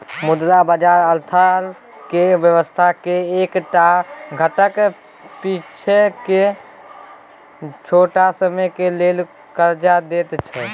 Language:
Maithili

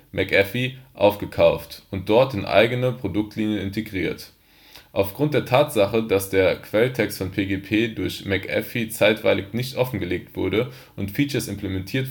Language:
German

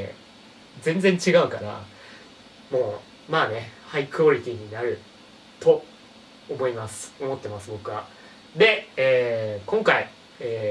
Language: Japanese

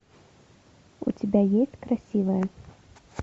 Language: Russian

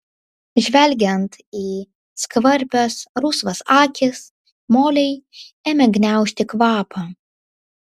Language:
Lithuanian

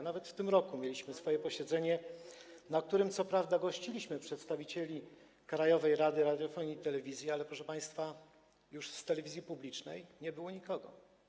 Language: Polish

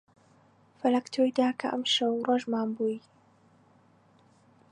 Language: Central Kurdish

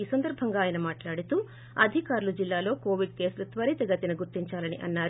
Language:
Telugu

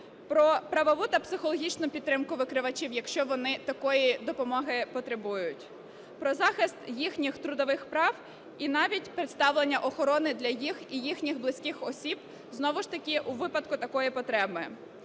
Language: Ukrainian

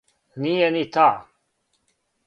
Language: Serbian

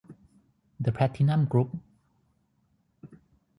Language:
Thai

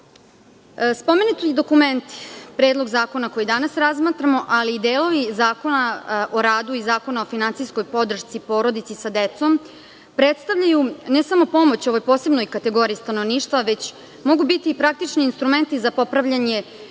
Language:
Serbian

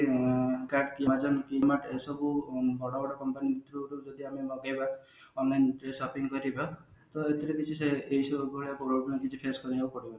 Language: Odia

